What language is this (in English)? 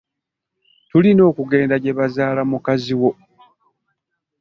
Ganda